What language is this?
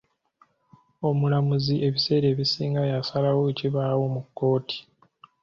Ganda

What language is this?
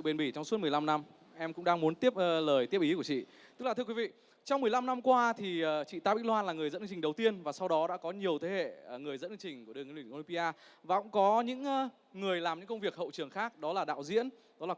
Vietnamese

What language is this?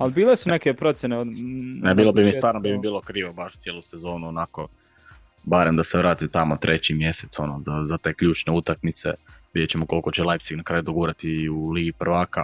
Croatian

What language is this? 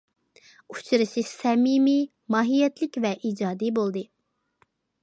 Uyghur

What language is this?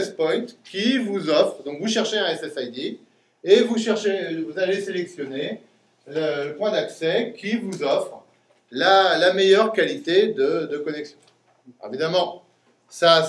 French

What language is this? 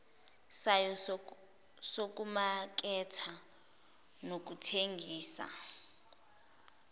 Zulu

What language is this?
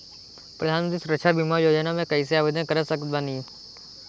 Bhojpuri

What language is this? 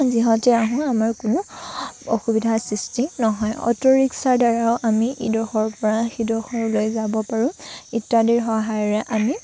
Assamese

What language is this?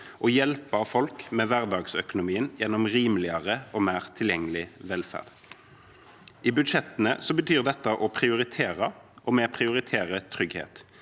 Norwegian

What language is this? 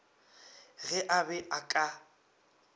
Northern Sotho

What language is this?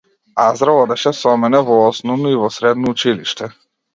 Macedonian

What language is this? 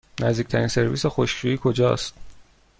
Persian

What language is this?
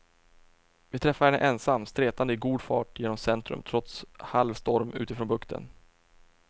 Swedish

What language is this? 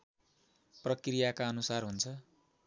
Nepali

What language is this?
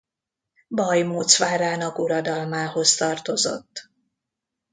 Hungarian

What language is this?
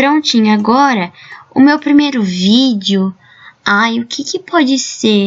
Portuguese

